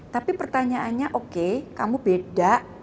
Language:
Indonesian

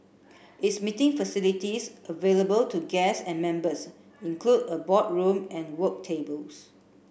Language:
English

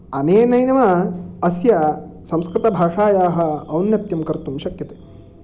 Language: Sanskrit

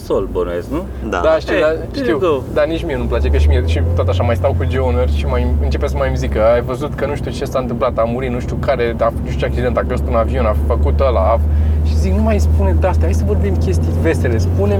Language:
Romanian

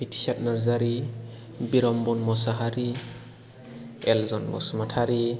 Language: Bodo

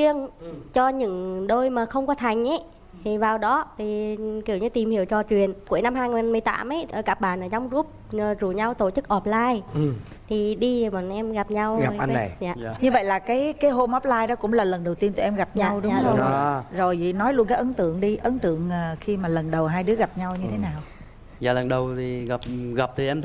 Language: Vietnamese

